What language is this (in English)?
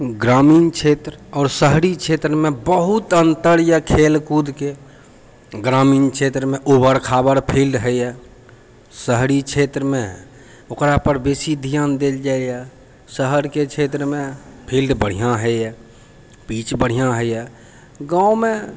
Maithili